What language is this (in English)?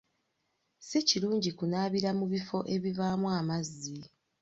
Ganda